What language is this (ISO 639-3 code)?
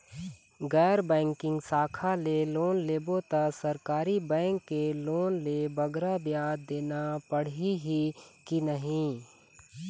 hne